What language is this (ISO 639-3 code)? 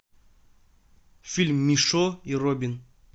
rus